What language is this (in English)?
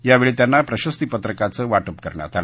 Marathi